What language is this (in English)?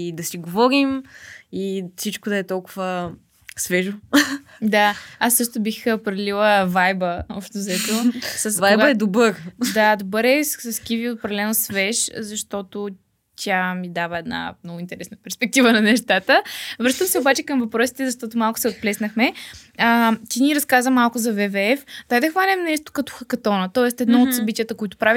Bulgarian